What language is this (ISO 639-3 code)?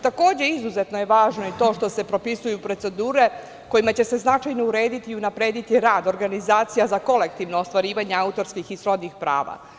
srp